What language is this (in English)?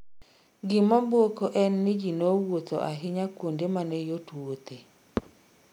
Luo (Kenya and Tanzania)